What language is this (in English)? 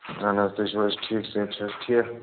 Kashmiri